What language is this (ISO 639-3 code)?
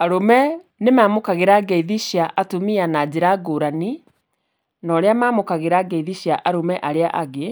kik